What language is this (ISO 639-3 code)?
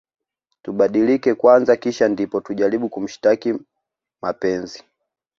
swa